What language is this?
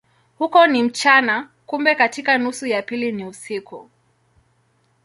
Swahili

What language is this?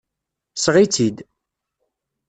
Kabyle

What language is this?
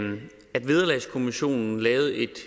Danish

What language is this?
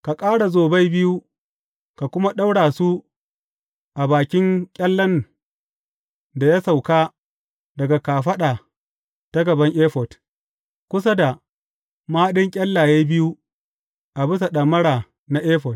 Hausa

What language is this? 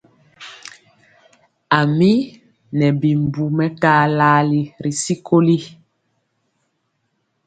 Mpiemo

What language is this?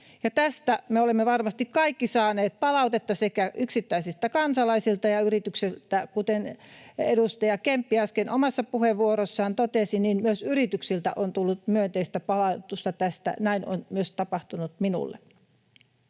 Finnish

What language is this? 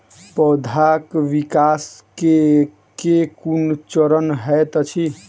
Maithili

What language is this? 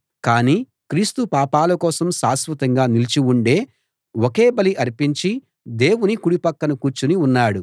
Telugu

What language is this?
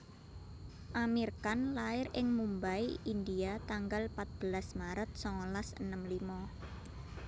Javanese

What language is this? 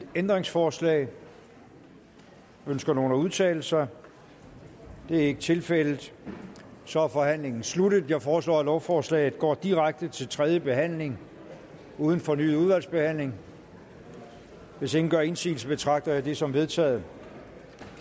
Danish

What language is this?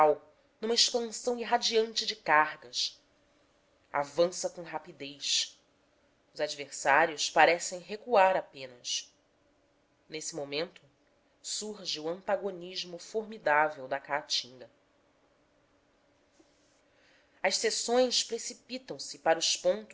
Portuguese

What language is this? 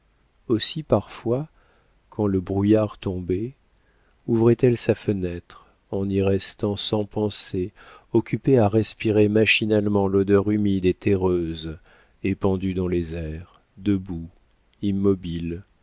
French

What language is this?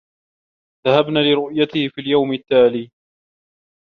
Arabic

